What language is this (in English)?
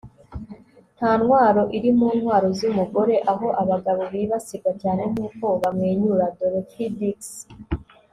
Kinyarwanda